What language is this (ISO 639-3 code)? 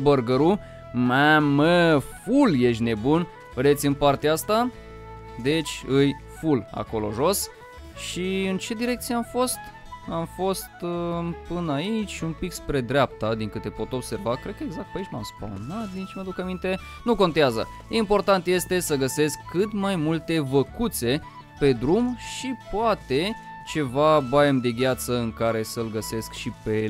ron